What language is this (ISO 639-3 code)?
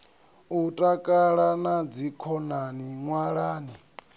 ven